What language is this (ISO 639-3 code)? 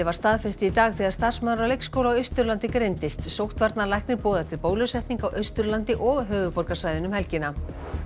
isl